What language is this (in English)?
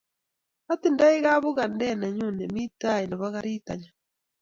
Kalenjin